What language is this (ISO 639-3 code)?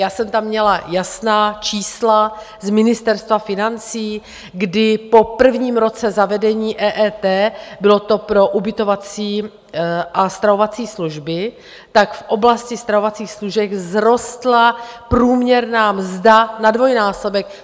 ces